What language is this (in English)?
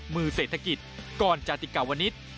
Thai